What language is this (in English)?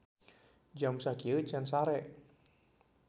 Sundanese